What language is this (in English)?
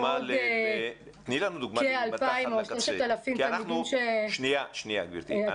Hebrew